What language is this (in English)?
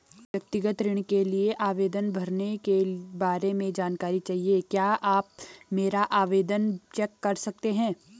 Hindi